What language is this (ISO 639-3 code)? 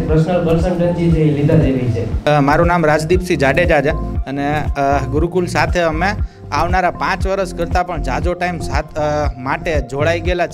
guj